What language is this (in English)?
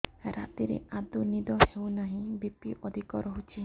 Odia